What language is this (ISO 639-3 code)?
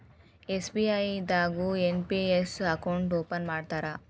kan